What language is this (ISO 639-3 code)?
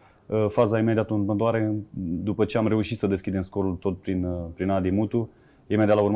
ron